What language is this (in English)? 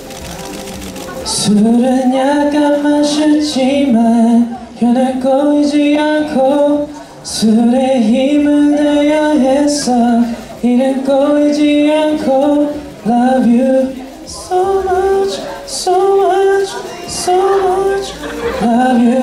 Korean